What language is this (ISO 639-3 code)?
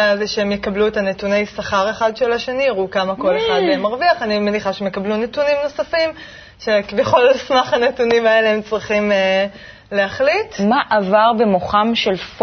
heb